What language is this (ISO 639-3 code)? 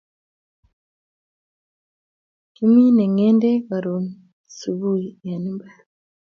kln